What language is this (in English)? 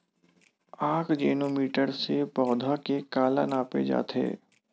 Chhattisgarhi